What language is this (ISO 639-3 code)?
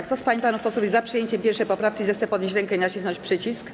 pol